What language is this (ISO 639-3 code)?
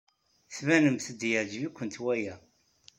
kab